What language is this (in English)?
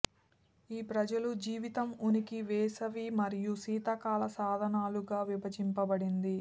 Telugu